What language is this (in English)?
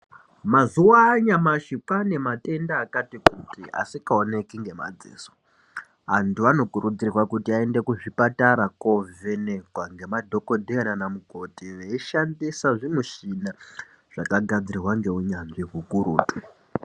Ndau